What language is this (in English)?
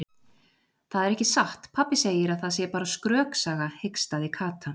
Icelandic